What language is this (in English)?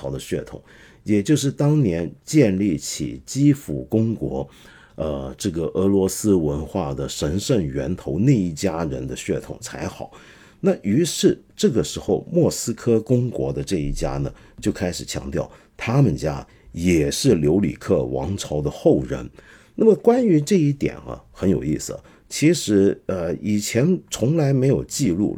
Chinese